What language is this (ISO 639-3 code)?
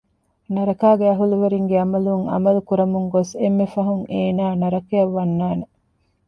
div